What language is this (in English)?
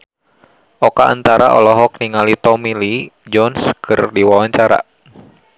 Sundanese